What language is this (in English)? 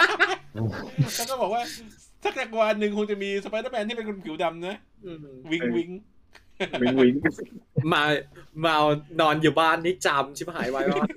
Thai